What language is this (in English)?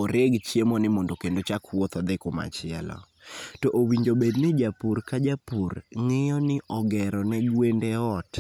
Luo (Kenya and Tanzania)